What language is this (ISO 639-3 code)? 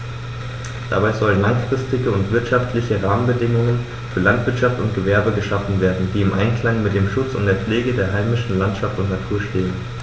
deu